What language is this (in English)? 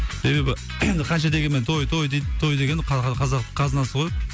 Kazakh